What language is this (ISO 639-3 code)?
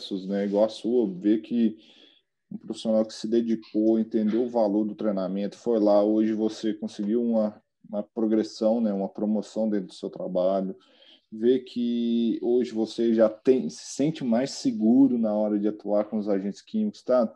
por